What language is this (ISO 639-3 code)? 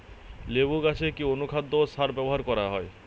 ben